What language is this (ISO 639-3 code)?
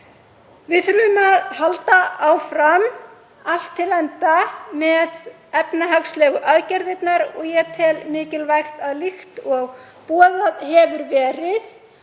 isl